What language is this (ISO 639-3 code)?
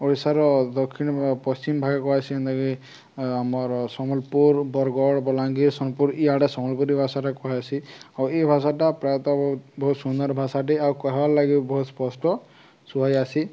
ori